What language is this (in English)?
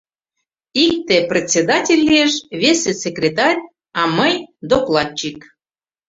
Mari